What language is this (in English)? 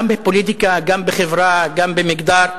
Hebrew